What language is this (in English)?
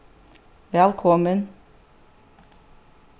Faroese